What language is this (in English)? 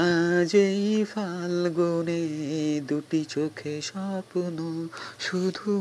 Bangla